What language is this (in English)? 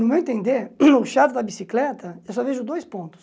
Portuguese